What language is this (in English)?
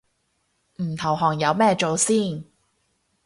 Cantonese